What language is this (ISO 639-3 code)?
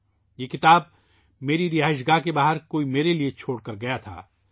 urd